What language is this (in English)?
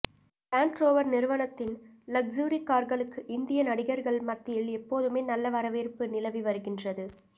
Tamil